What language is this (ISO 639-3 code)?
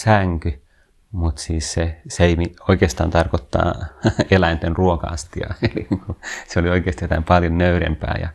fin